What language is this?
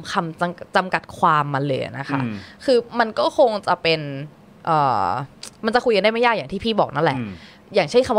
Thai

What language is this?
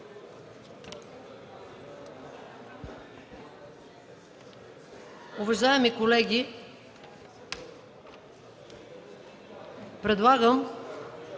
Bulgarian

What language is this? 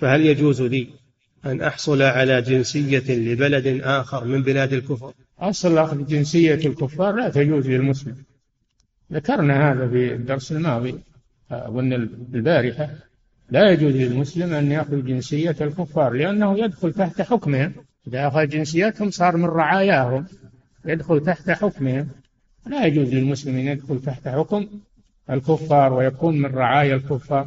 Arabic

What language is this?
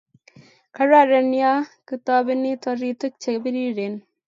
Kalenjin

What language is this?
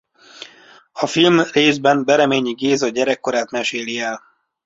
Hungarian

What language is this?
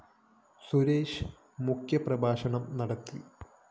Malayalam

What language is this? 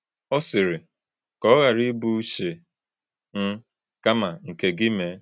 Igbo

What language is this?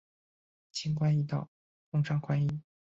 Chinese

